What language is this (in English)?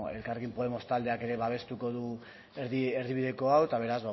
Basque